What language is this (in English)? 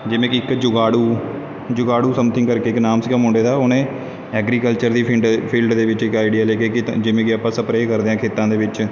Punjabi